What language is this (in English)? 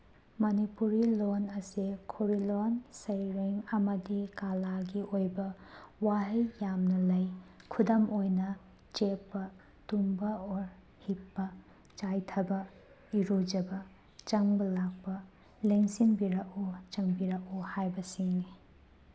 Manipuri